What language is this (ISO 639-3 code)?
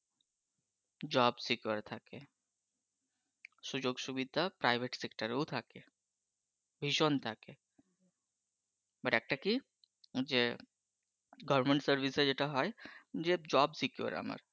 ben